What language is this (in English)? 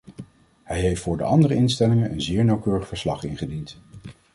Dutch